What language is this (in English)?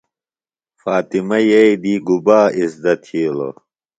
Phalura